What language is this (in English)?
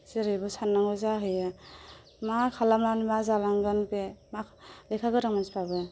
Bodo